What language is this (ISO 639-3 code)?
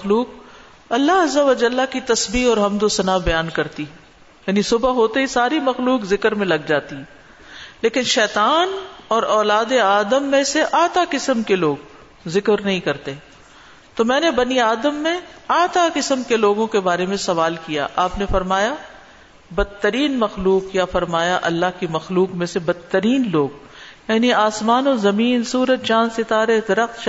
urd